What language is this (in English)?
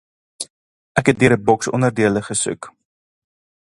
Afrikaans